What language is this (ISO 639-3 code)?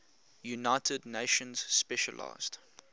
eng